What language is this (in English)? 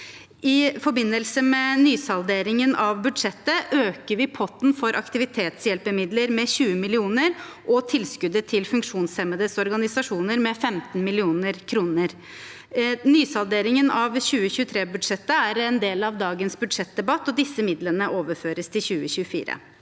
Norwegian